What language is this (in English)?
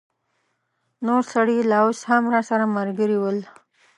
Pashto